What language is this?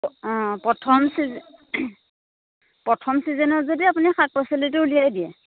Assamese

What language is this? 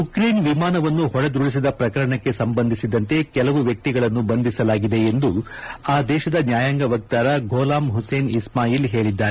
Kannada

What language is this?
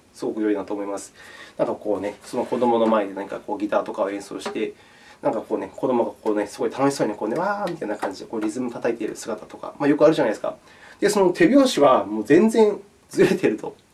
Japanese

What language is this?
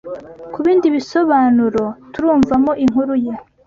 Kinyarwanda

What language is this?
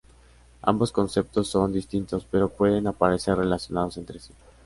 Spanish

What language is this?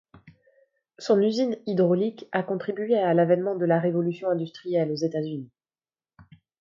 French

